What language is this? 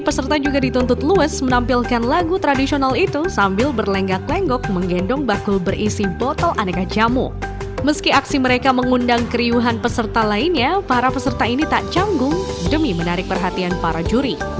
Indonesian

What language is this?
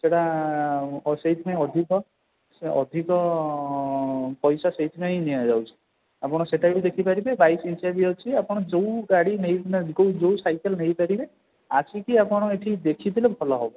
Odia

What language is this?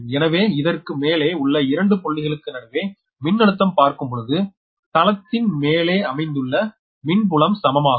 Tamil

